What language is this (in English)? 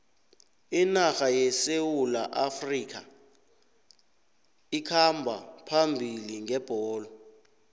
South Ndebele